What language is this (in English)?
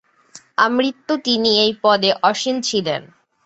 Bangla